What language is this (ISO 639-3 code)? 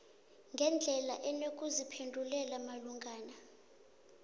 nbl